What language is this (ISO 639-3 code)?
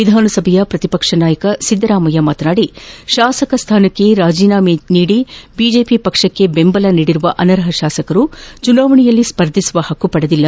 kan